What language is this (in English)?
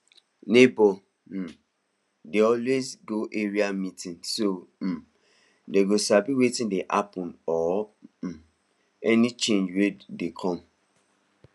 Nigerian Pidgin